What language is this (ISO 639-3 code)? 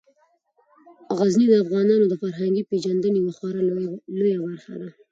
pus